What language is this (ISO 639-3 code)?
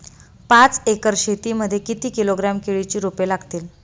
mar